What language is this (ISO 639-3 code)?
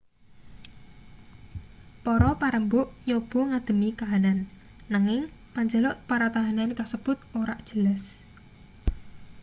jav